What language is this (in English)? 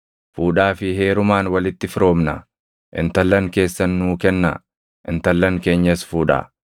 Oromo